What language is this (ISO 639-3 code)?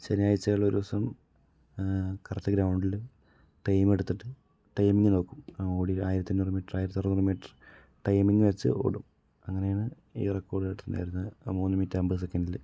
mal